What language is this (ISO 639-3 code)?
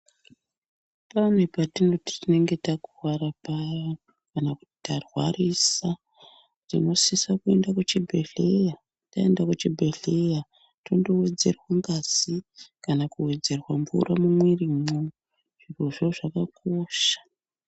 ndc